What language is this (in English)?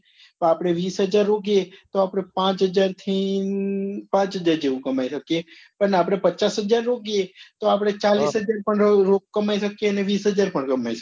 Gujarati